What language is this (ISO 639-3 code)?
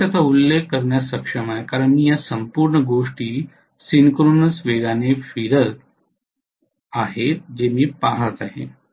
mar